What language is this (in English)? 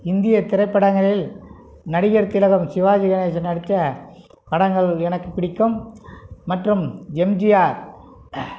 Tamil